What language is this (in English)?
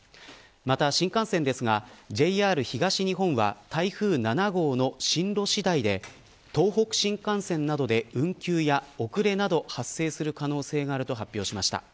Japanese